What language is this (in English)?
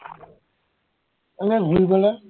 Assamese